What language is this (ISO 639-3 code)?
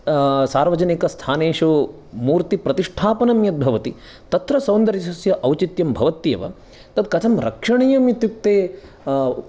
san